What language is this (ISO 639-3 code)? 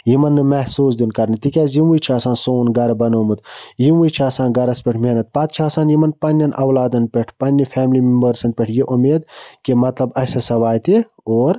kas